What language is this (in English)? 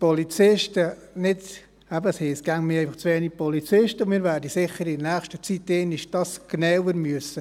Swiss German